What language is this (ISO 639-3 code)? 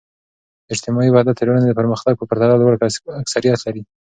pus